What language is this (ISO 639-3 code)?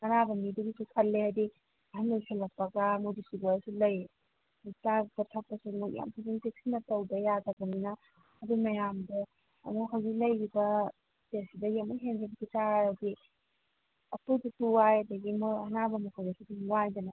mni